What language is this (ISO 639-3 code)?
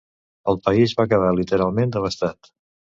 cat